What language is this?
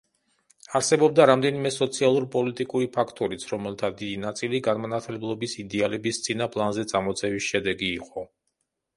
Georgian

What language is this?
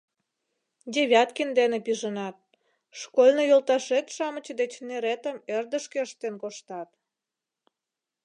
Mari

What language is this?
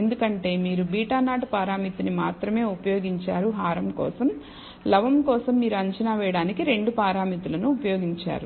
Telugu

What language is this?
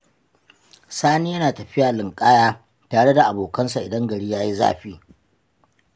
Hausa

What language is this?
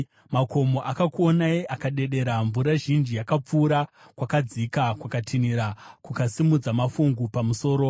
Shona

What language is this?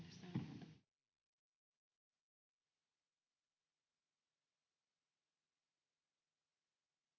Finnish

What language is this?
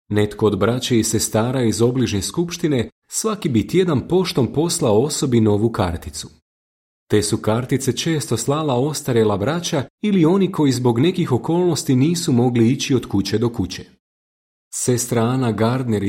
Croatian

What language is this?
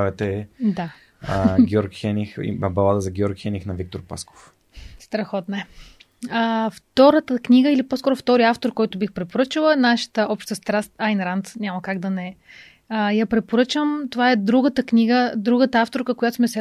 Bulgarian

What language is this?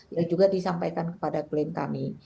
Indonesian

